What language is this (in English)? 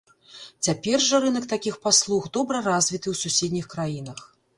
Belarusian